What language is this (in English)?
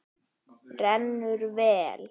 Icelandic